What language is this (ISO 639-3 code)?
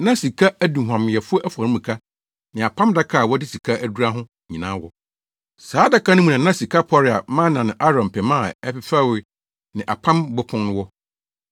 aka